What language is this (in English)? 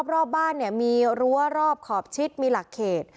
Thai